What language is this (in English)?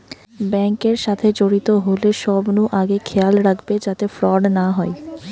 Bangla